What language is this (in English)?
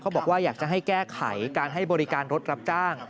Thai